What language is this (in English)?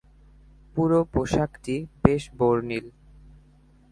Bangla